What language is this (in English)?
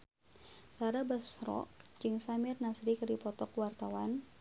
Sundanese